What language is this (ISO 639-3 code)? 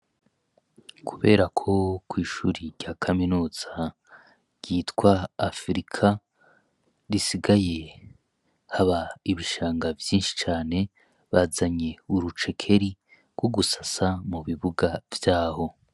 run